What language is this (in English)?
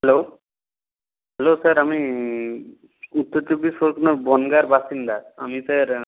Bangla